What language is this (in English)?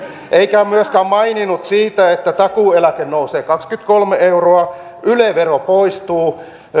Finnish